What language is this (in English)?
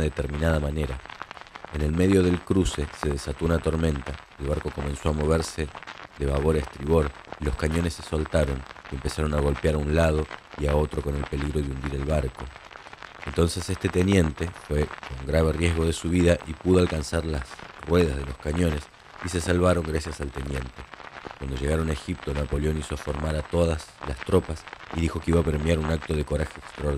Spanish